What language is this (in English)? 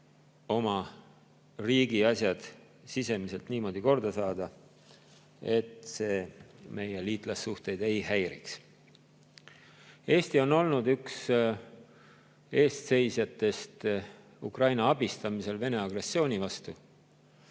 Estonian